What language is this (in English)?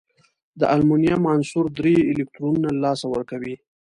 Pashto